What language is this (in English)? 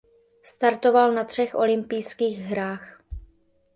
Czech